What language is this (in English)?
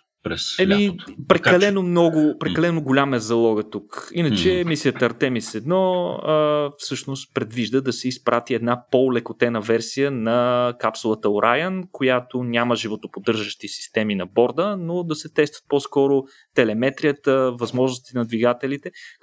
Bulgarian